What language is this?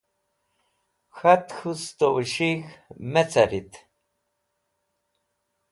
Wakhi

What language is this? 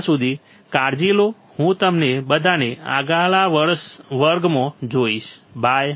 Gujarati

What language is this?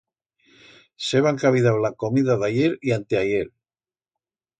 Aragonese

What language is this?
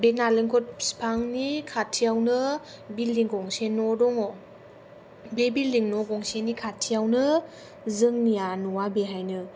Bodo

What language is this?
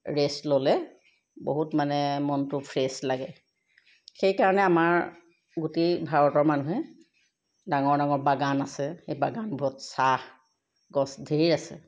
Assamese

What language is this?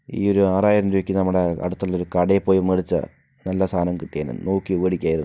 Malayalam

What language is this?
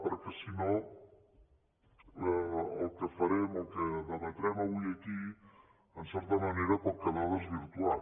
Catalan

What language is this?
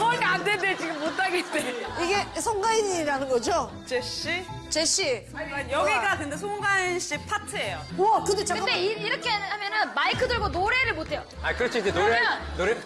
Korean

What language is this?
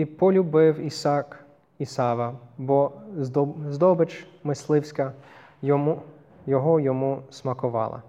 Ukrainian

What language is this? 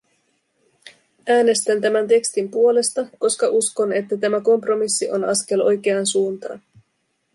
Finnish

